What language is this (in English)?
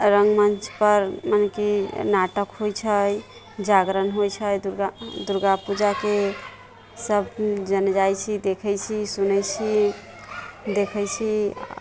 Maithili